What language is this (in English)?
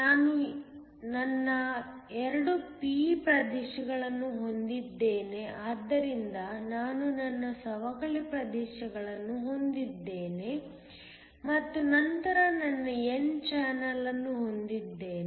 Kannada